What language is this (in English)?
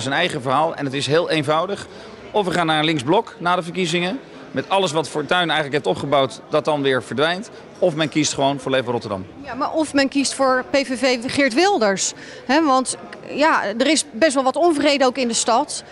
Dutch